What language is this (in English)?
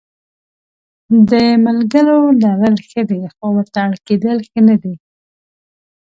Pashto